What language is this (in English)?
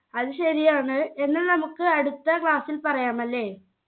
Malayalam